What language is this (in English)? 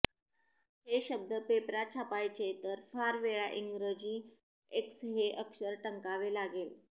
Marathi